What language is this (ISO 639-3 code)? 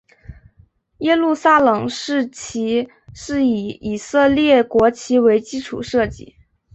zho